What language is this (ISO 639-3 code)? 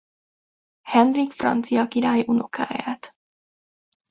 hun